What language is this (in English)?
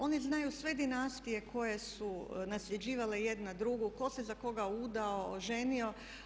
Croatian